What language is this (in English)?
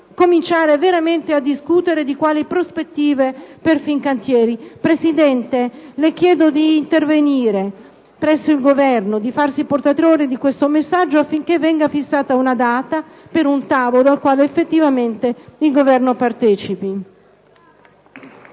Italian